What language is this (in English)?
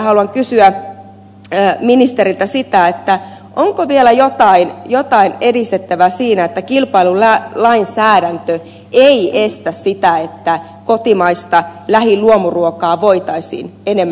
Finnish